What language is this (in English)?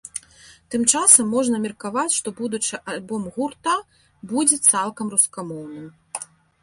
Belarusian